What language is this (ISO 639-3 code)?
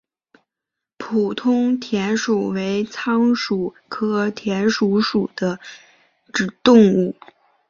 zho